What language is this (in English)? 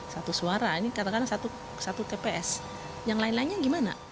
Indonesian